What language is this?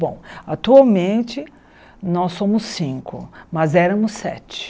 Portuguese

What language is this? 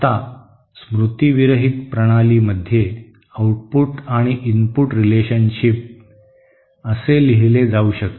Marathi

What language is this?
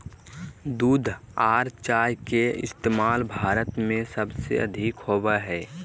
Magahi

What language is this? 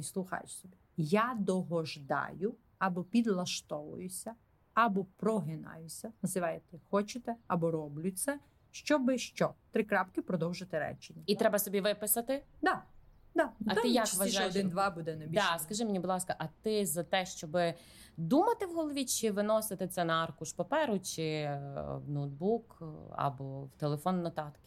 Ukrainian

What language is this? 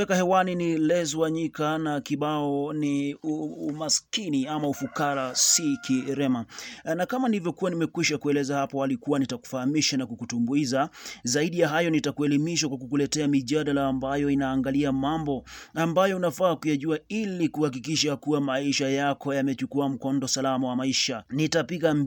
Swahili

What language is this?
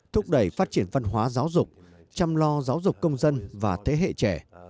Vietnamese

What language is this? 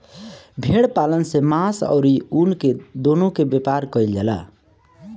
Bhojpuri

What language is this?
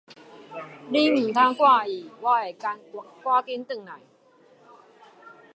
Min Nan Chinese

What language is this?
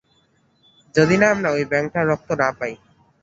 Bangla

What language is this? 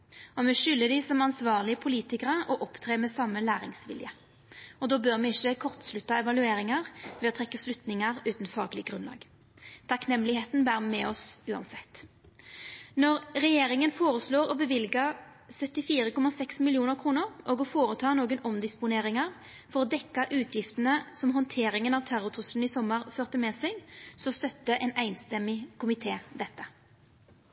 Norwegian Nynorsk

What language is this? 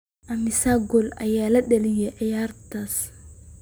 Somali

